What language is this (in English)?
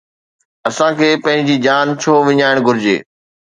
Sindhi